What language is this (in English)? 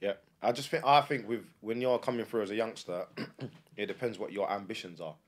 English